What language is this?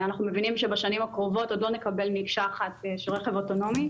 Hebrew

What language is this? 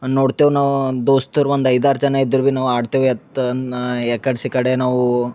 Kannada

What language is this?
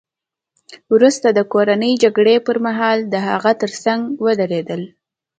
Pashto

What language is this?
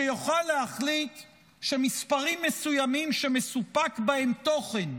Hebrew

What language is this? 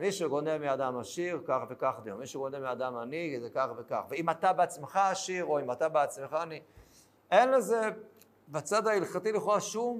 Hebrew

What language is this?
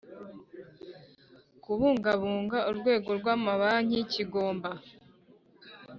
Kinyarwanda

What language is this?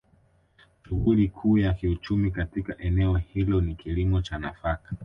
Swahili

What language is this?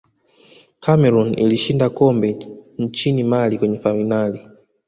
Swahili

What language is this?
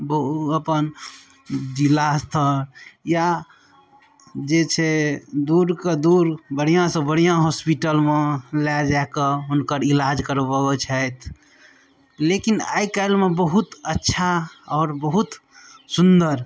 Maithili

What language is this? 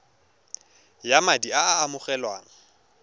Tswana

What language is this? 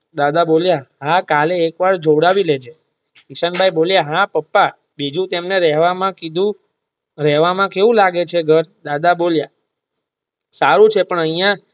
Gujarati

